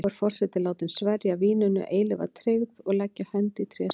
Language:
Icelandic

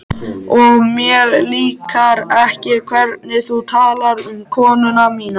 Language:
Icelandic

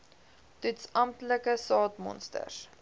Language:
Afrikaans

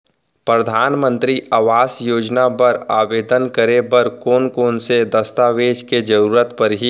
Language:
Chhattisgarhi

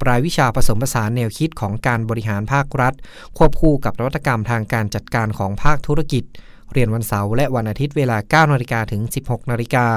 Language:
Thai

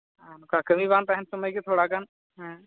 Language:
Santali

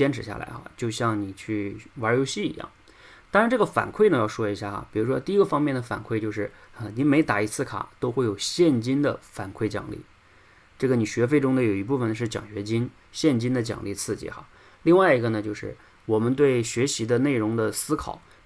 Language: Chinese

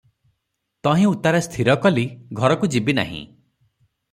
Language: Odia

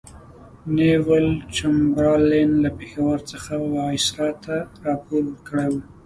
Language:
Pashto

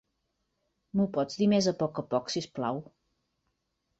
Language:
Catalan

